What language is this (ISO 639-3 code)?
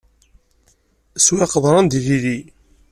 kab